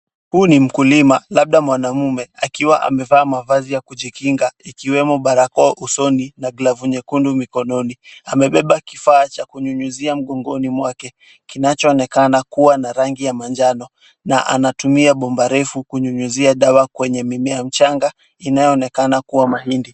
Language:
Swahili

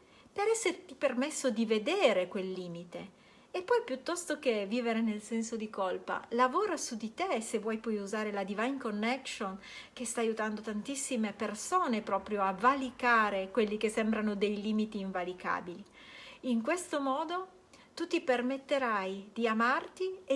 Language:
Italian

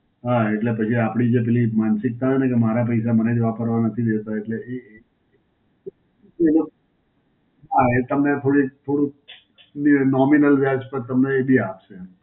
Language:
Gujarati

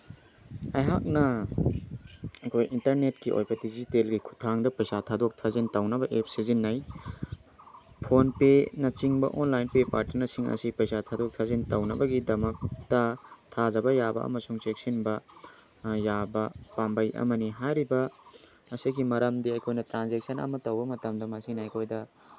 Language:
Manipuri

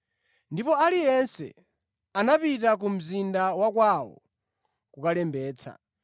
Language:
Nyanja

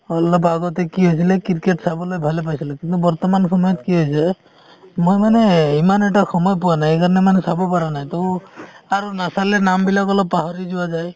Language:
Assamese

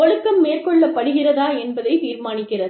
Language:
Tamil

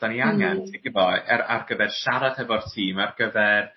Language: Welsh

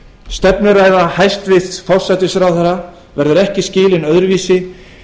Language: Icelandic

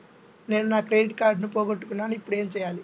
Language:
Telugu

